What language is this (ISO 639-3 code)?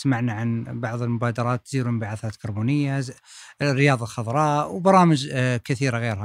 ara